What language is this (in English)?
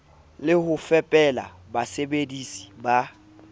Southern Sotho